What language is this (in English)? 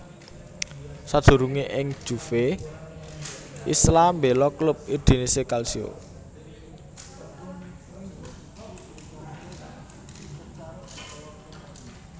Javanese